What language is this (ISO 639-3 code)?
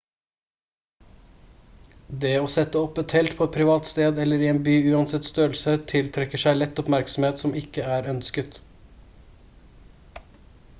nob